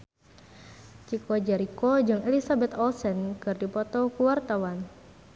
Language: Sundanese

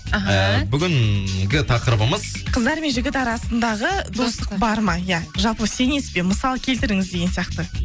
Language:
Kazakh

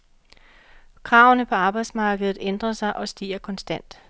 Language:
Danish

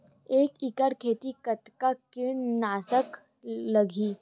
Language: Chhattisgarhi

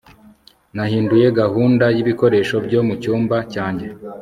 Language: Kinyarwanda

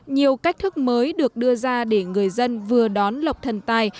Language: Vietnamese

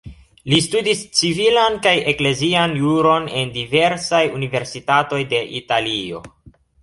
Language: Esperanto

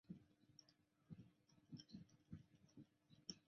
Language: Chinese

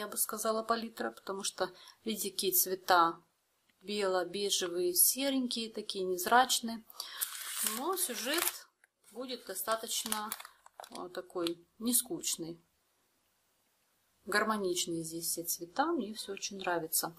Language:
Russian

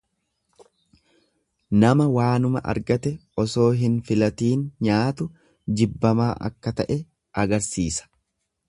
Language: Oromo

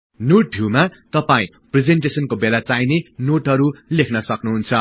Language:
Nepali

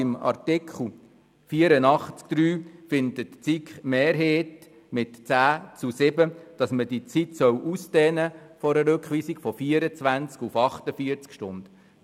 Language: Swiss German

